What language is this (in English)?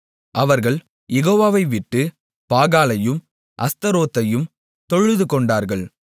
Tamil